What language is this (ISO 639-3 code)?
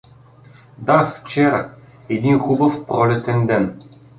bul